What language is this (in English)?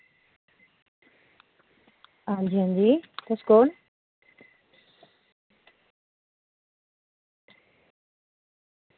Dogri